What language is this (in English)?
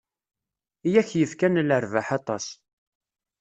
Kabyle